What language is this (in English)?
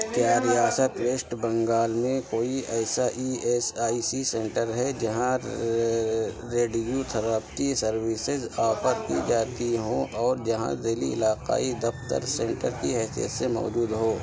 Urdu